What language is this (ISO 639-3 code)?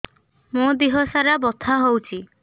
ori